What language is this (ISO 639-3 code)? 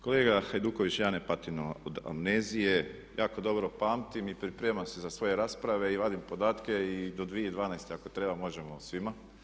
hrv